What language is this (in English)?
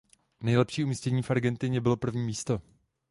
Czech